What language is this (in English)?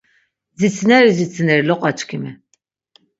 Laz